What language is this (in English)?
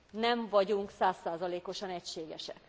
Hungarian